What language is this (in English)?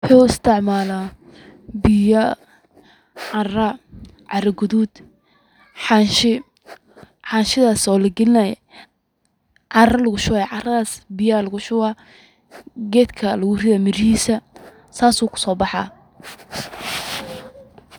Somali